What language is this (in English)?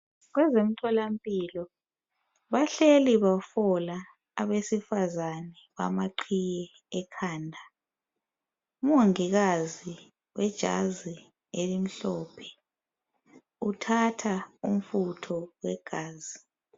North Ndebele